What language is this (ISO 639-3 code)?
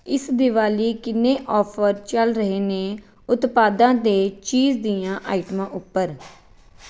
pan